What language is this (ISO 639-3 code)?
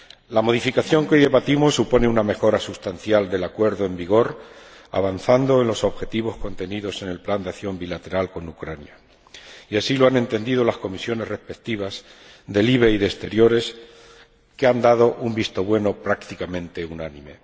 spa